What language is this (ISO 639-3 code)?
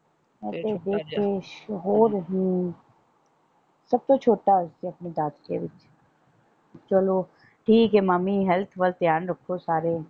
pan